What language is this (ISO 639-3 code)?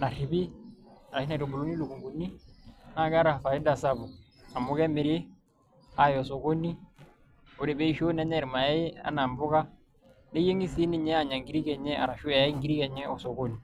mas